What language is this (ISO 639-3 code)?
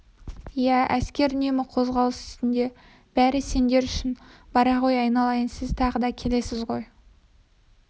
kaz